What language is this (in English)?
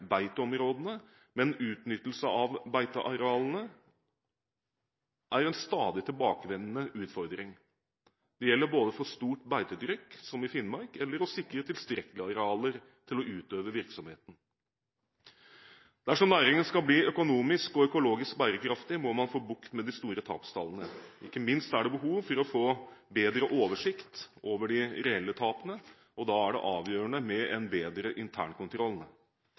Norwegian Bokmål